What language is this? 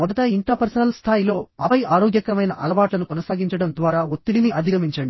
Telugu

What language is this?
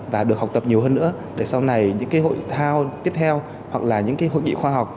Vietnamese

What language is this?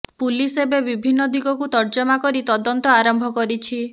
Odia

